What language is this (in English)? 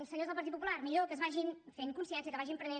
Catalan